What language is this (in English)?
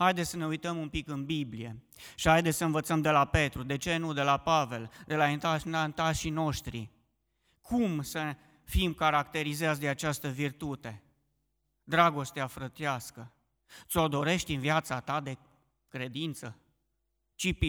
Romanian